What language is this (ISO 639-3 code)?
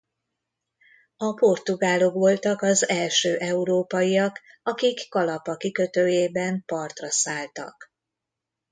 hun